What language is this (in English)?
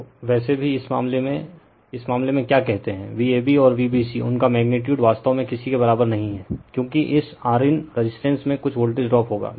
Hindi